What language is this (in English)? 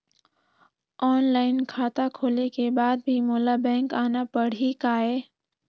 Chhattisgarhi